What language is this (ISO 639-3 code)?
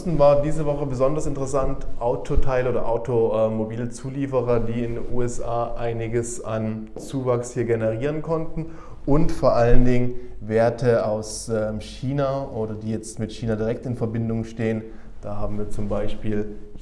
deu